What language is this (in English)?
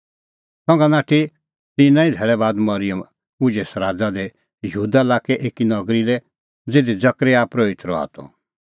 Kullu Pahari